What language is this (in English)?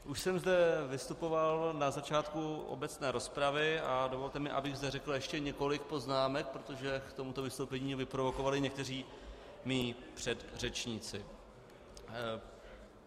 Czech